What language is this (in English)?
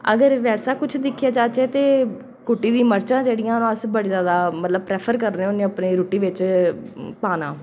Dogri